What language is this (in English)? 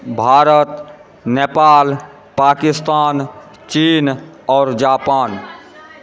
Maithili